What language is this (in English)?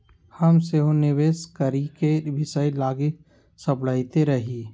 Magahi